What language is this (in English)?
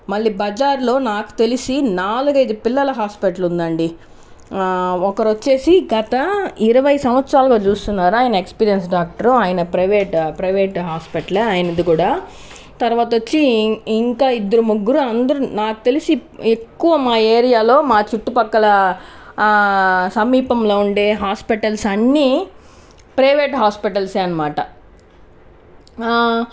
Telugu